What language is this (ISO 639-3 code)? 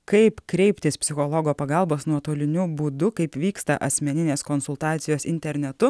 lit